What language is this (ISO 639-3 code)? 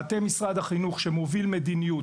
heb